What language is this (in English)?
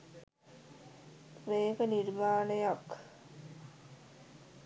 Sinhala